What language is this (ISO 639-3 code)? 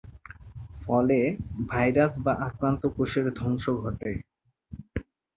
ben